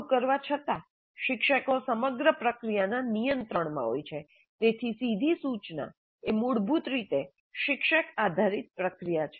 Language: Gujarati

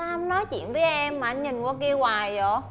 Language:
Vietnamese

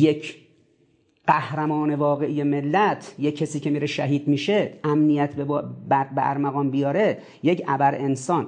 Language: Persian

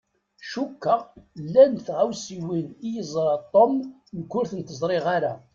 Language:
Kabyle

